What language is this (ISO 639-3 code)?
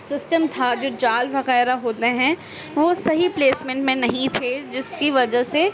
urd